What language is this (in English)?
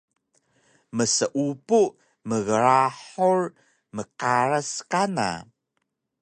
Taroko